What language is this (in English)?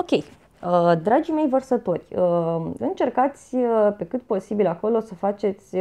Romanian